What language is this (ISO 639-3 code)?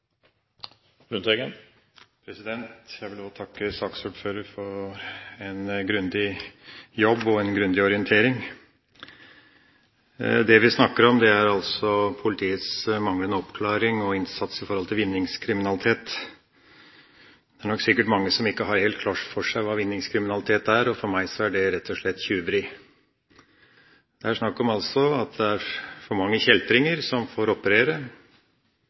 nor